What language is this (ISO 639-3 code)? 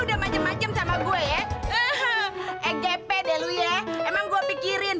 ind